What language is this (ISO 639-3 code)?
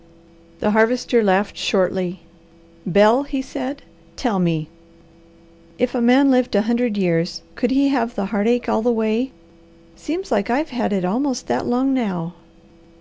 eng